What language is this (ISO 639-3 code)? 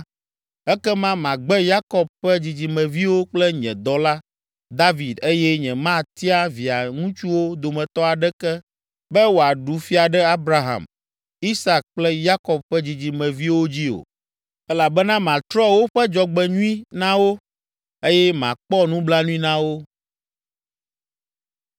ewe